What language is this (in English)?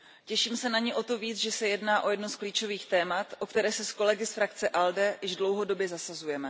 Czech